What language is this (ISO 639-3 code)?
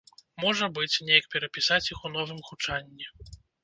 bel